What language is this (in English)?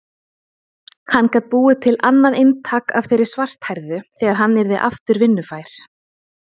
Icelandic